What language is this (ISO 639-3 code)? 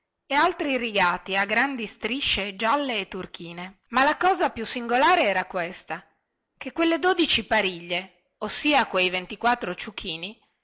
ita